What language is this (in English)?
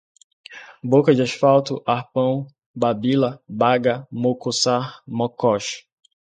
Portuguese